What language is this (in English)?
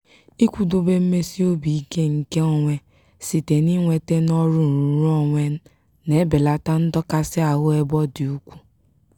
Igbo